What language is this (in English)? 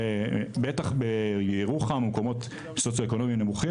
Hebrew